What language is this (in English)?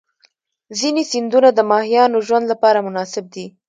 Pashto